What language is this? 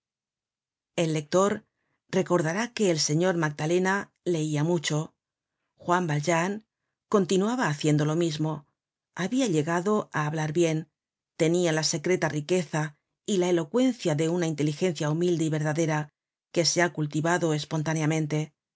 Spanish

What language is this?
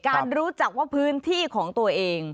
Thai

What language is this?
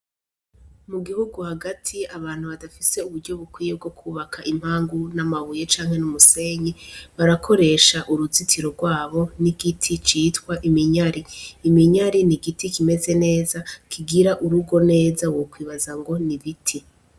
Rundi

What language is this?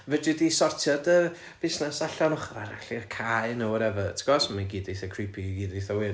Welsh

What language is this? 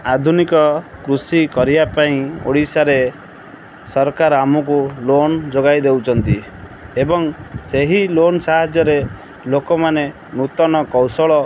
Odia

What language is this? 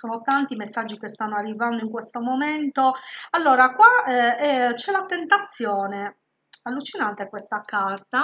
Italian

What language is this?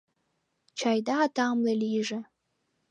Mari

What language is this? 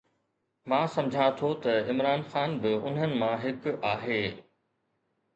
Sindhi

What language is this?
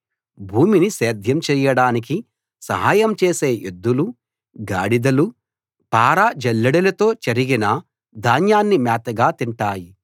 Telugu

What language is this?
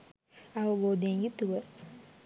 Sinhala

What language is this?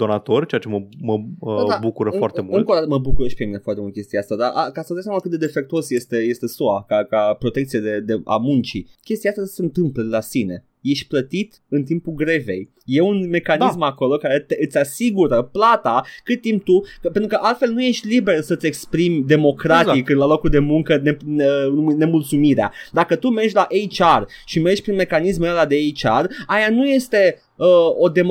Romanian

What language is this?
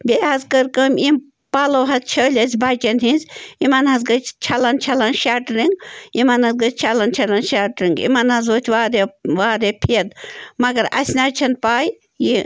Kashmiri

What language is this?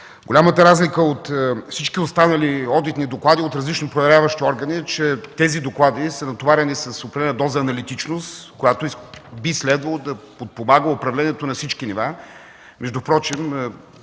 Bulgarian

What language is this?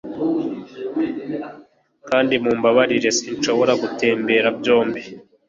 Kinyarwanda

